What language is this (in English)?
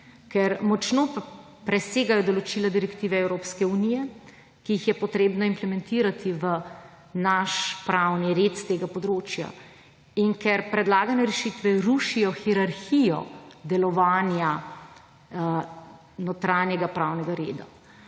Slovenian